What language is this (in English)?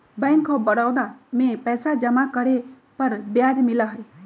Magahi